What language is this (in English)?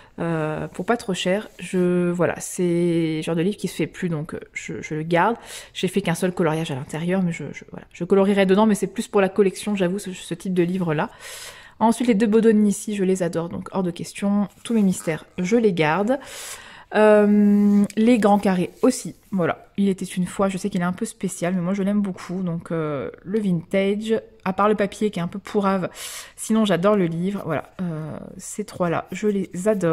French